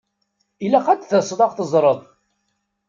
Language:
Kabyle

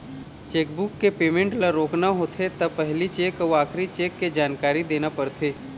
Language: Chhattisgarhi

